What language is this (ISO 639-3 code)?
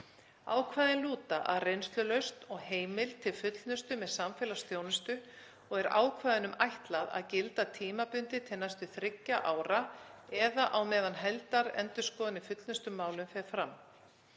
isl